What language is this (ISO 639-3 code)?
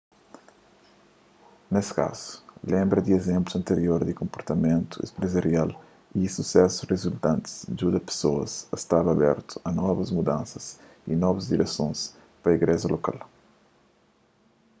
kea